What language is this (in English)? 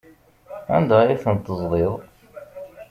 Kabyle